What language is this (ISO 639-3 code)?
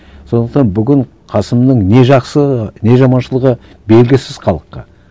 kaz